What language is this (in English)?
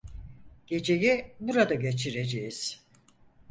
Turkish